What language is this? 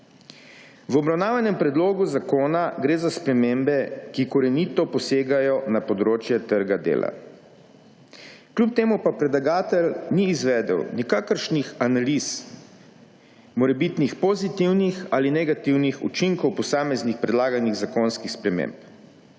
Slovenian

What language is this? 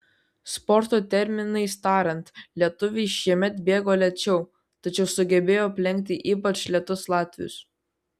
Lithuanian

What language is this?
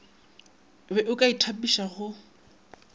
Northern Sotho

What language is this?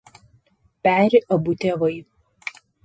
Lithuanian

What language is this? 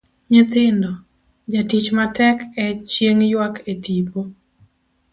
Luo (Kenya and Tanzania)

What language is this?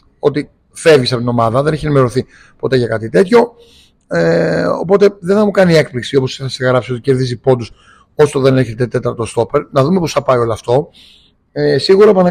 Greek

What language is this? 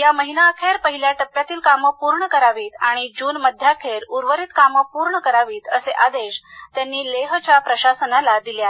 Marathi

